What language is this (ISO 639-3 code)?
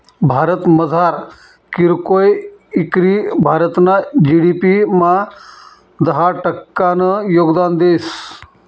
mar